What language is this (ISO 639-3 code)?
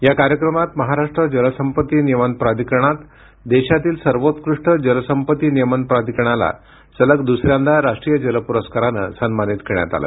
mar